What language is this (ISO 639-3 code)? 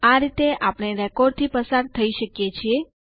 guj